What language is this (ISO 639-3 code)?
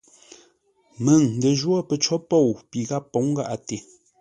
nla